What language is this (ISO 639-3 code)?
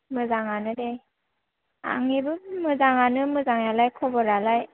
brx